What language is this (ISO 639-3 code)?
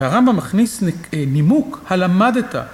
heb